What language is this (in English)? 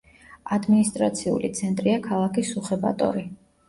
Georgian